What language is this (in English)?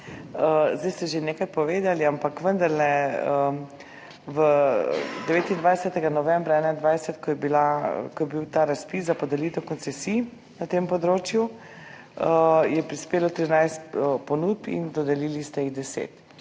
Slovenian